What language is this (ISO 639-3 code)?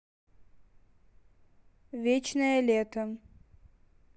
rus